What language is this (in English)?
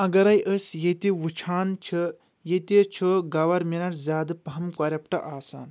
Kashmiri